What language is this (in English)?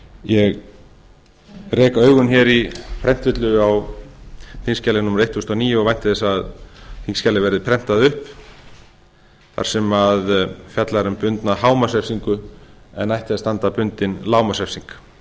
Icelandic